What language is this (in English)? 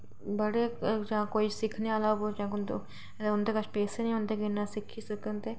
Dogri